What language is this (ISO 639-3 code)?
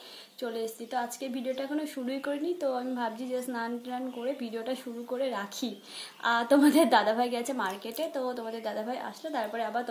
hin